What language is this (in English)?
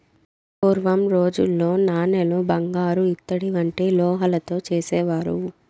Telugu